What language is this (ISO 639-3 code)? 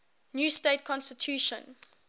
eng